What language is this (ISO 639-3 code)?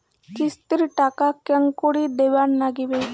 ben